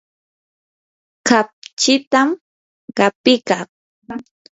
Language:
Yanahuanca Pasco Quechua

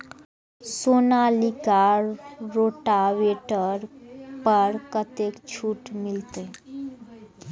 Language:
Maithili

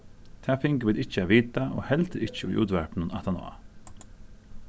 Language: Faroese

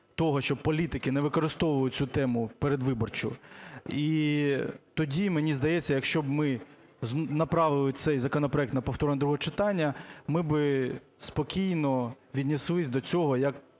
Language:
Ukrainian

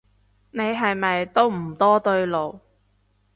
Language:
Cantonese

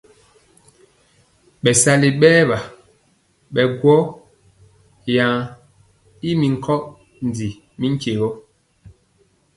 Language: Mpiemo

